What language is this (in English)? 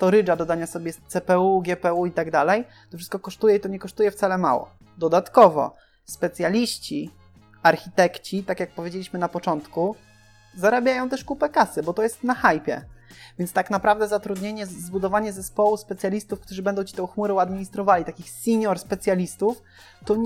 Polish